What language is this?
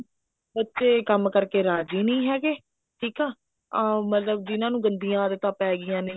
Punjabi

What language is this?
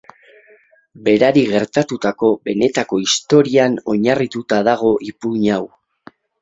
Basque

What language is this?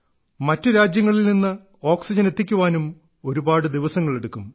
Malayalam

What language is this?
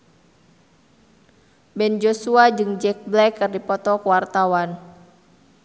Sundanese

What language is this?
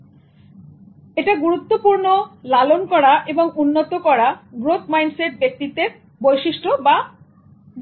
Bangla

